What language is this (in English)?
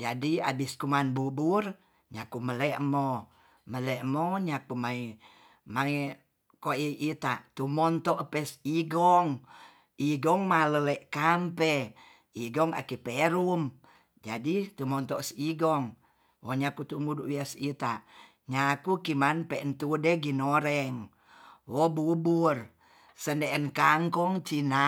Tonsea